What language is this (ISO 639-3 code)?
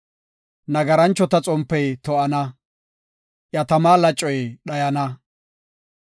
gof